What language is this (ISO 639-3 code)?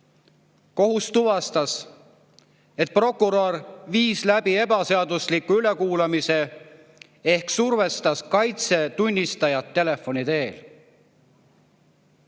est